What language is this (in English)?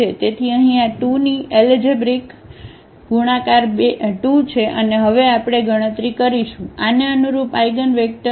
Gujarati